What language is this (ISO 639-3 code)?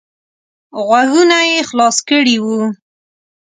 pus